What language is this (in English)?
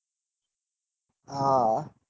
Gujarati